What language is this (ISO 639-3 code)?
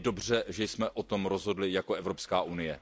ces